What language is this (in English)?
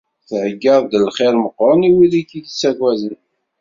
Kabyle